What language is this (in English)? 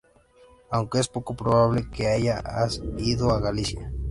Spanish